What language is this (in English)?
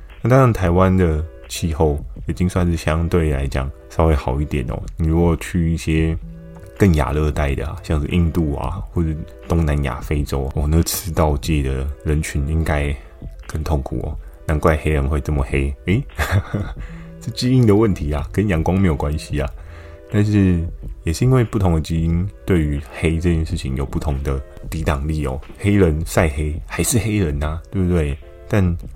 Chinese